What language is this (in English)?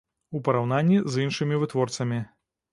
Belarusian